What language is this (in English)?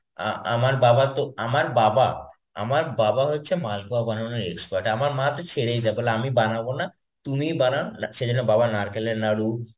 Bangla